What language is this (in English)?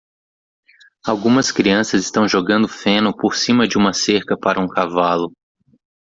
Portuguese